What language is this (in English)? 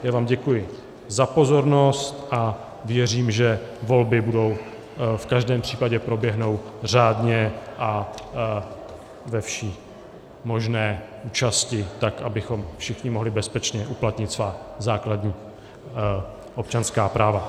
Czech